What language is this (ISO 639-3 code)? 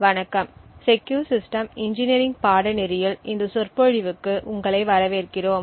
tam